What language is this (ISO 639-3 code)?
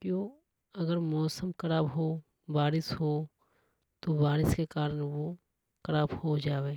hoj